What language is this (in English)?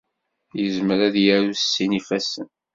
Kabyle